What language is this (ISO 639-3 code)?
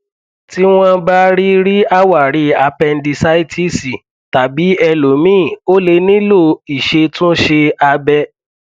yor